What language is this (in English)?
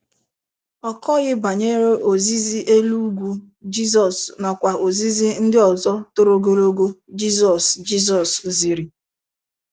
Igbo